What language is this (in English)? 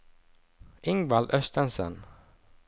Norwegian